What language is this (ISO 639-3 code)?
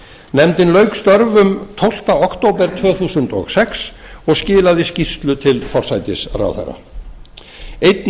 isl